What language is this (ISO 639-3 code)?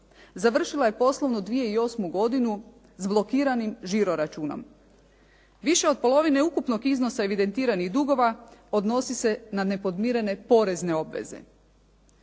hrv